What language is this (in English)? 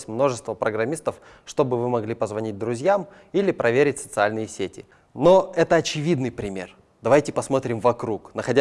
Russian